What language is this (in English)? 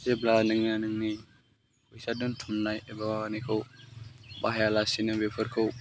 Bodo